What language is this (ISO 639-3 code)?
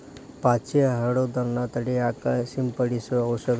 kan